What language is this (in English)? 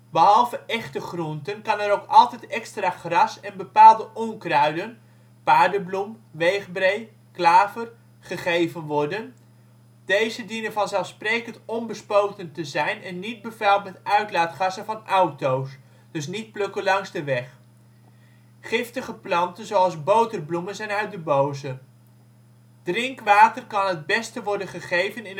Dutch